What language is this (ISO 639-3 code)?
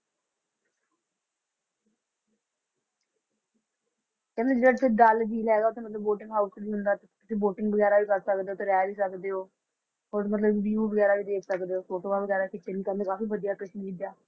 pan